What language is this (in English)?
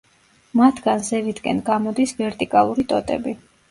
Georgian